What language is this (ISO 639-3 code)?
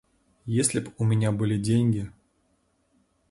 rus